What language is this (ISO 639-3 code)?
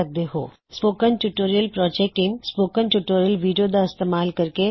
pan